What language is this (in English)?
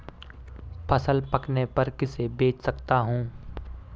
Hindi